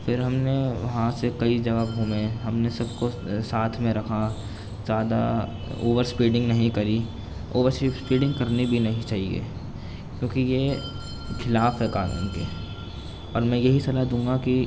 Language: Urdu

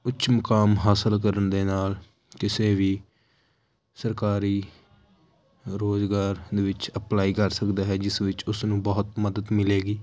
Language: Punjabi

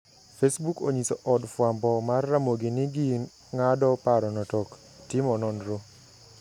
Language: Luo (Kenya and Tanzania)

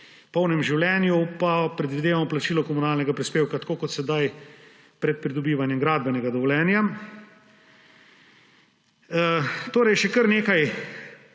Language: Slovenian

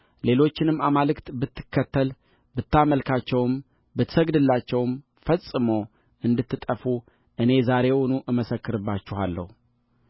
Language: Amharic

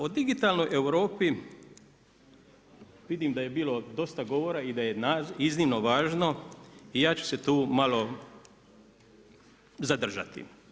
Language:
Croatian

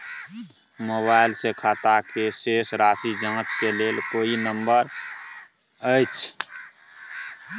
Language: Maithili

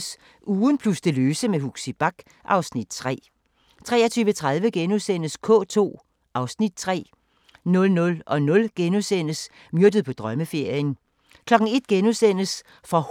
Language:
Danish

